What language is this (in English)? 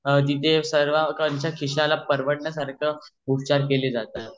Marathi